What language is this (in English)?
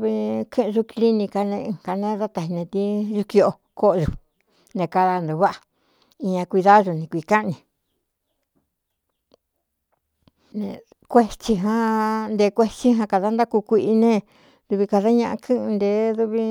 Cuyamecalco Mixtec